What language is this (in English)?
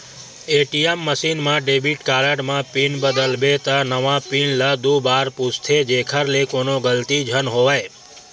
Chhattisgarhi